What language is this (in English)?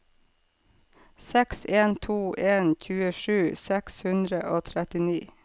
Norwegian